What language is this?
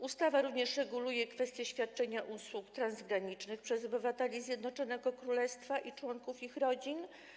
Polish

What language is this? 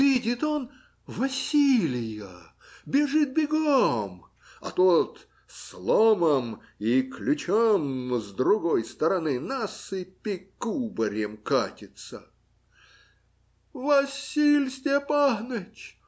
Russian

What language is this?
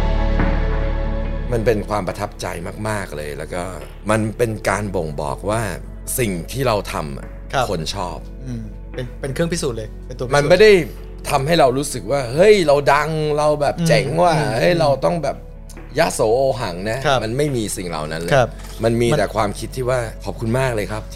Thai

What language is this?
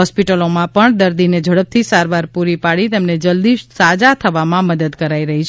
Gujarati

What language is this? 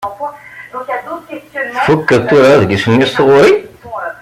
Kabyle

